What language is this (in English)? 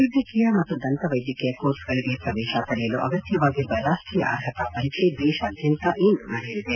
Kannada